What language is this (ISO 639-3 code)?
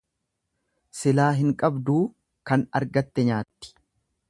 orm